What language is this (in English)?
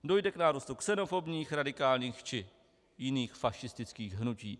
Czech